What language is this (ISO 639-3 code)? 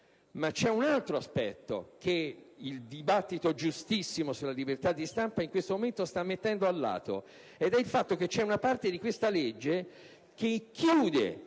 ita